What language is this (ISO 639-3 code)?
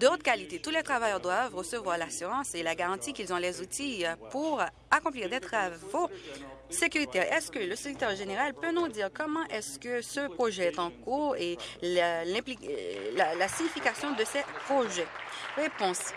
fra